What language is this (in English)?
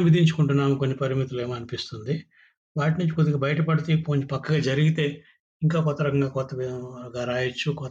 Telugu